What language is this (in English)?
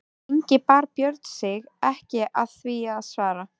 Icelandic